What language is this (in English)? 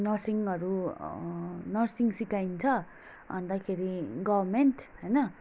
Nepali